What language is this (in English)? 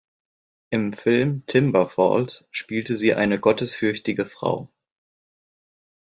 German